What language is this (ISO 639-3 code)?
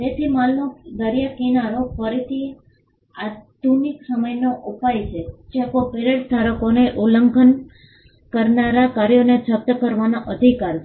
guj